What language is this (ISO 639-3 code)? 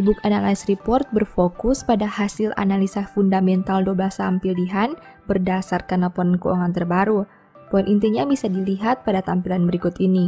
ind